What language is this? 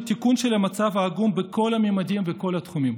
Hebrew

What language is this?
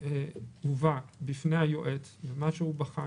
Hebrew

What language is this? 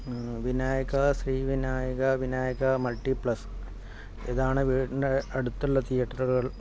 Malayalam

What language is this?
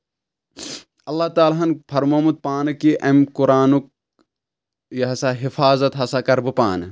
Kashmiri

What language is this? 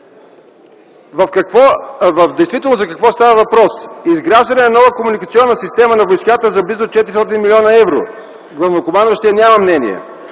Bulgarian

